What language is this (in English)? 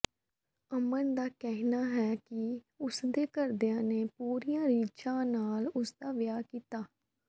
Punjabi